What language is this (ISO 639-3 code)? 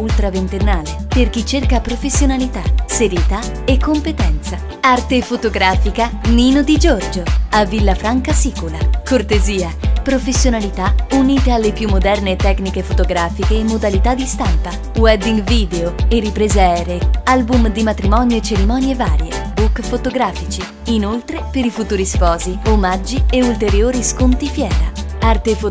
ita